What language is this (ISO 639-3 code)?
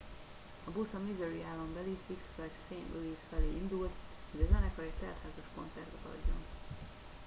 hun